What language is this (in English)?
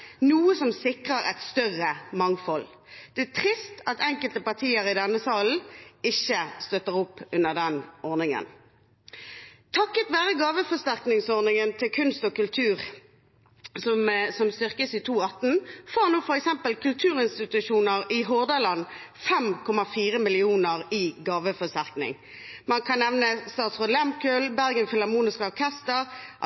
Norwegian Bokmål